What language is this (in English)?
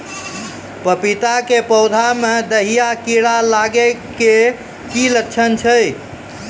Maithili